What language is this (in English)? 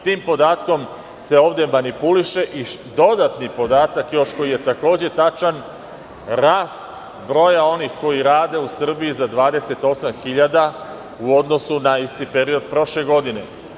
Serbian